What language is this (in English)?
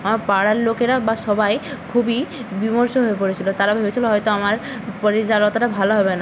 Bangla